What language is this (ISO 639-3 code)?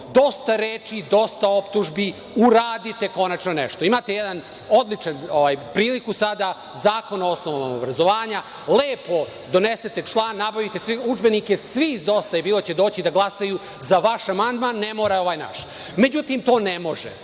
srp